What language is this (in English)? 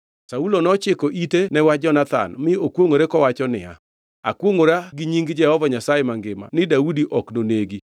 Luo (Kenya and Tanzania)